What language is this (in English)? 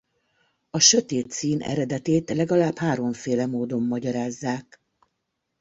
Hungarian